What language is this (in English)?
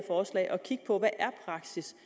Danish